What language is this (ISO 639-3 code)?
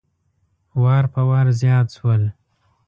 pus